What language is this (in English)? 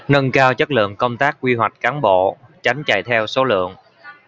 Vietnamese